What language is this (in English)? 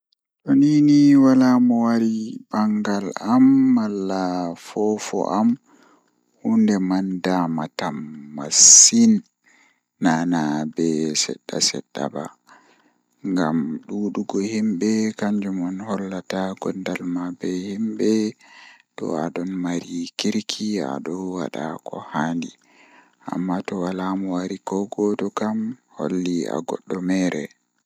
Fula